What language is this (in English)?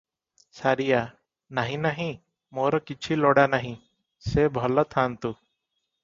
Odia